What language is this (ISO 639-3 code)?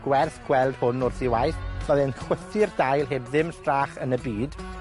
cym